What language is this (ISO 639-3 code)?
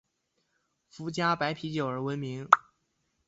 zho